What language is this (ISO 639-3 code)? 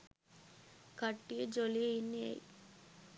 sin